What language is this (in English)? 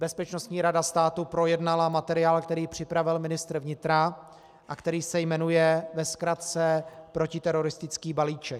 Czech